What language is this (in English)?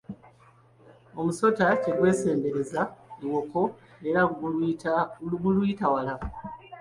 Ganda